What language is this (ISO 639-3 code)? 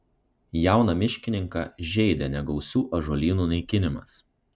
lit